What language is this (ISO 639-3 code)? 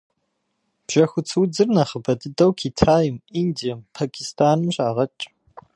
kbd